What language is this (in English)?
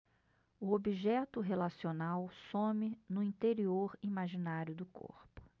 Portuguese